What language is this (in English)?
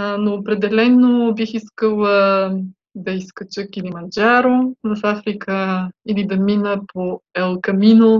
Bulgarian